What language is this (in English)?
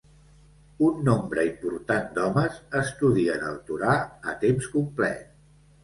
Catalan